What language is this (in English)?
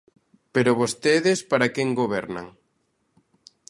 Galician